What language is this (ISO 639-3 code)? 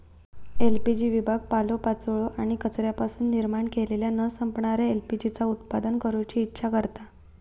mar